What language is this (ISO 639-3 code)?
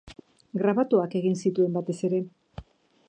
eus